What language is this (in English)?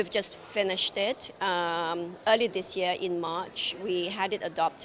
Indonesian